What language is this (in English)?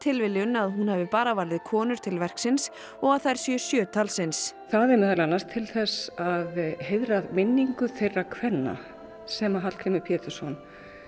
Icelandic